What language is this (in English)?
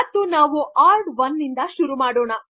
Kannada